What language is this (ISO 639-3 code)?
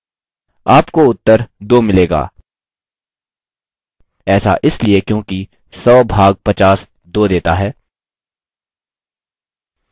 hin